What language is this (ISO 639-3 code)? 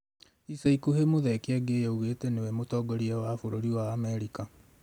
kik